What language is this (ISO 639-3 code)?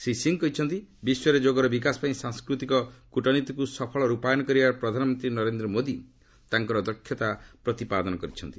ori